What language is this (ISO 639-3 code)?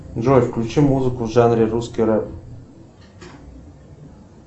rus